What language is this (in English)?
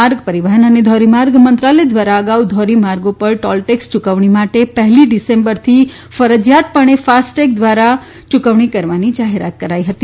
Gujarati